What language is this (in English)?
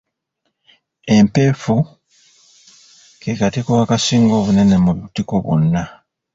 Ganda